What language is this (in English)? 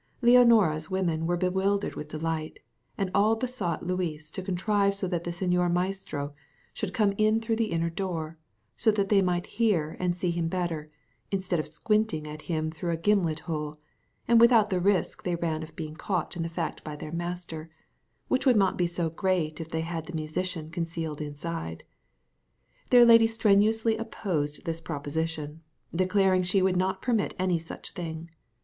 English